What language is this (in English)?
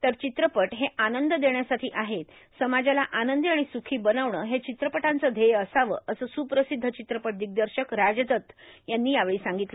Marathi